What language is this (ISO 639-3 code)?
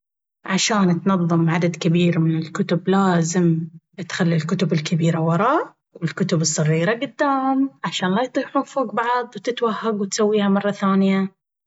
abv